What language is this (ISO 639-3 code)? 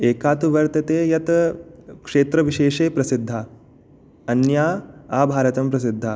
san